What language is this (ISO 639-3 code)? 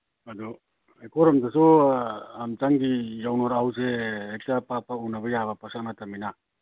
mni